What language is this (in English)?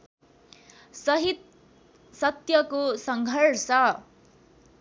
Nepali